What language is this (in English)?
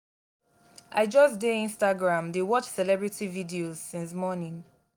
Nigerian Pidgin